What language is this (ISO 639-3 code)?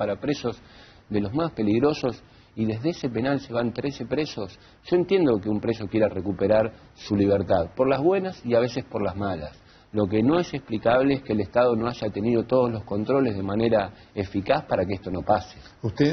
spa